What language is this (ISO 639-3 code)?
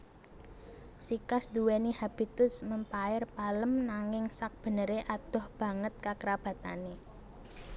jav